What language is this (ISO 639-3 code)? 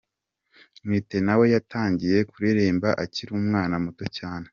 kin